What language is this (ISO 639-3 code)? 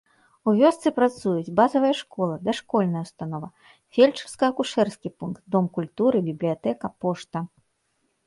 bel